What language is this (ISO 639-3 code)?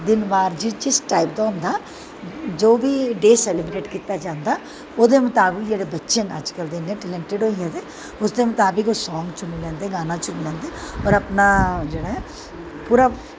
doi